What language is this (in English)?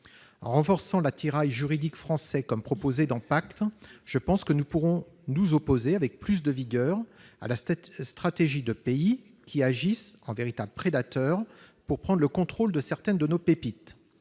French